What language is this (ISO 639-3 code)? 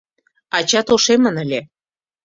chm